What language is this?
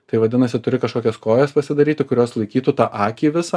Lithuanian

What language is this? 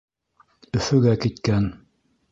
Bashkir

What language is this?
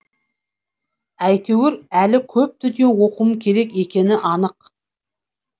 Kazakh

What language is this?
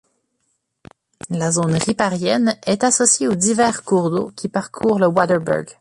French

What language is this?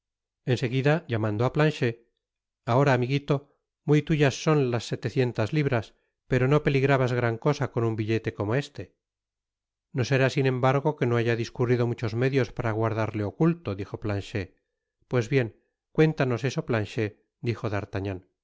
Spanish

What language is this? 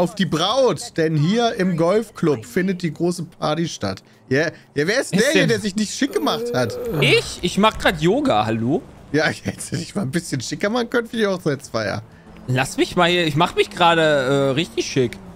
German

